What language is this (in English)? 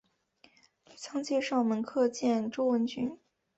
Chinese